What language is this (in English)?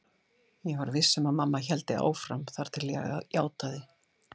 Icelandic